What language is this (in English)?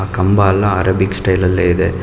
Kannada